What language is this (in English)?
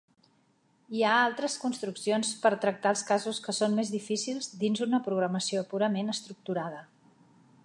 Catalan